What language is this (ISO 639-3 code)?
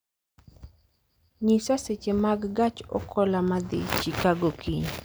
luo